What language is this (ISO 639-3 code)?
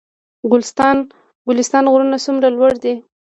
pus